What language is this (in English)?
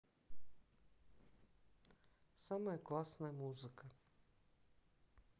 Russian